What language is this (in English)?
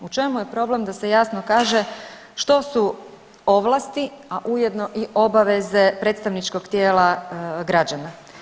Croatian